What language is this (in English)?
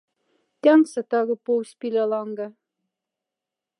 Moksha